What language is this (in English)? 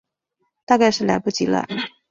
Chinese